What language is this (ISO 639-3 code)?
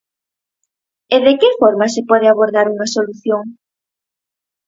glg